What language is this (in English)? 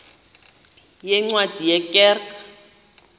Xhosa